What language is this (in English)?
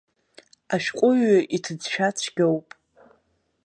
Abkhazian